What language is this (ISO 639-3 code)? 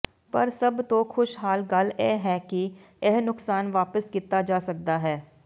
pan